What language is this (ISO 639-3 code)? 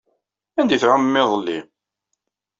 kab